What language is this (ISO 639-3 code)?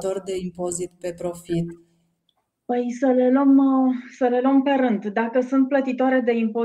ron